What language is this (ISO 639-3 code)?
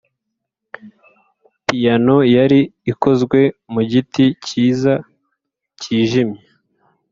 kin